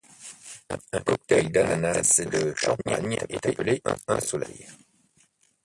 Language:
French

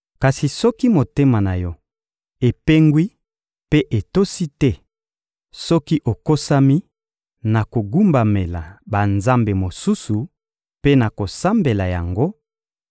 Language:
Lingala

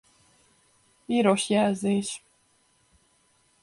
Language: Hungarian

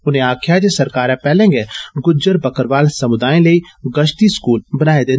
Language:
Dogri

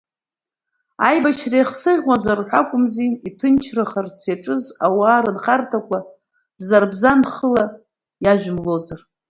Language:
Abkhazian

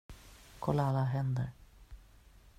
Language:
Swedish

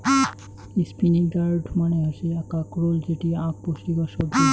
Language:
Bangla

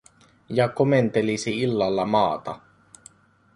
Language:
Finnish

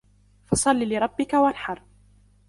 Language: Arabic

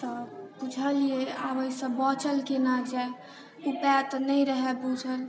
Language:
Maithili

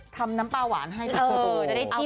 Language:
Thai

